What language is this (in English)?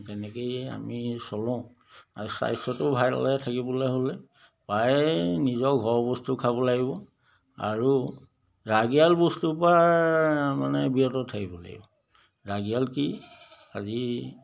Assamese